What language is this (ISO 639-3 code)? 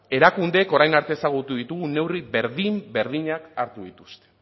eus